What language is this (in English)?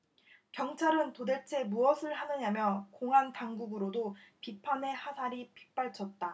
Korean